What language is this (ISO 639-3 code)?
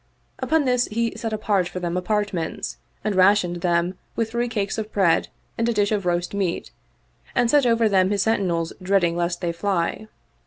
eng